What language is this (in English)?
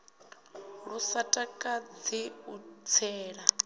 Venda